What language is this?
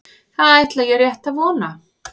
Icelandic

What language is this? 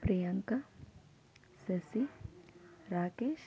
Telugu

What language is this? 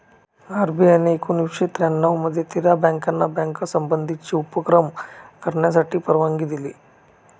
Marathi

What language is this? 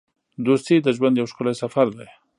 Pashto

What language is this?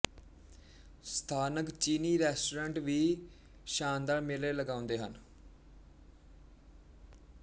Punjabi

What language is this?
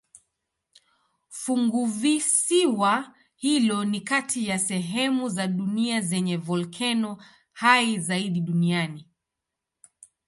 Swahili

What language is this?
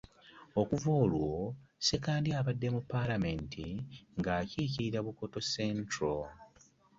Ganda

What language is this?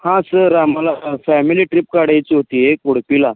Marathi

